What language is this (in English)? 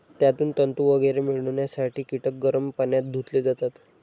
Marathi